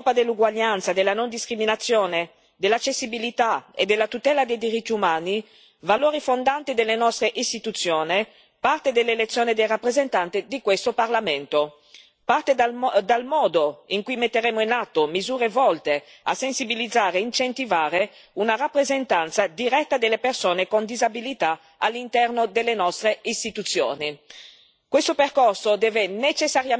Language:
Italian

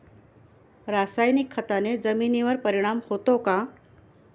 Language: Marathi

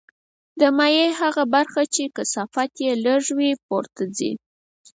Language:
Pashto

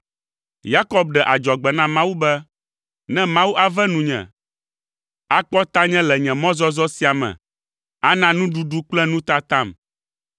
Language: Ewe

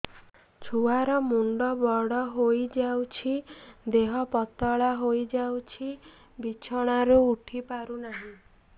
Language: Odia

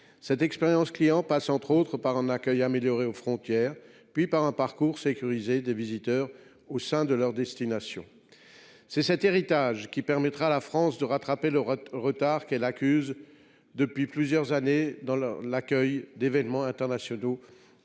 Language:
French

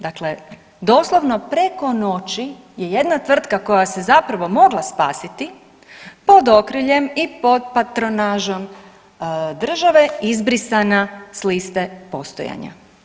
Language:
Croatian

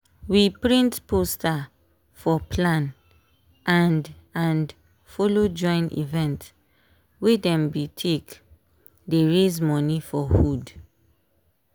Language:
Nigerian Pidgin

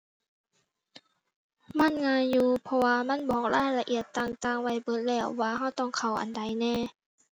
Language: Thai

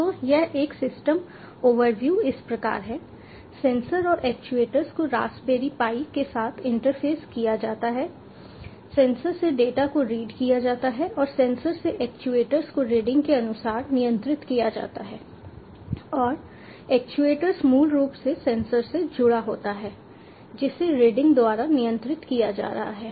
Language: Hindi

